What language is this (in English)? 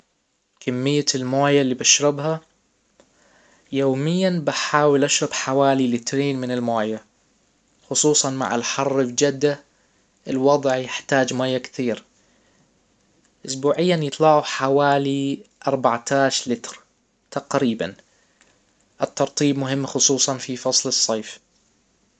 Hijazi Arabic